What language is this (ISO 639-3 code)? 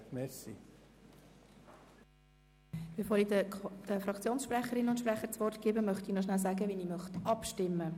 gsw